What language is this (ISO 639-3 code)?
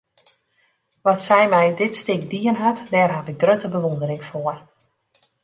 fry